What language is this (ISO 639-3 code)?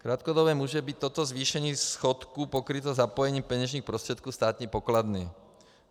ces